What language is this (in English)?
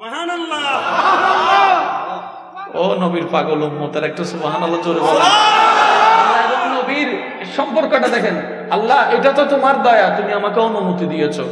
Indonesian